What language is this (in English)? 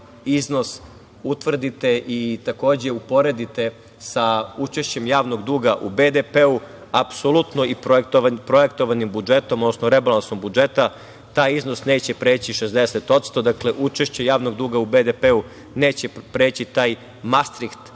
Serbian